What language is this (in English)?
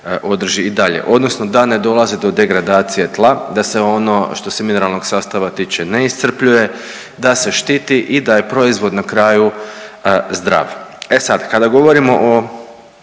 Croatian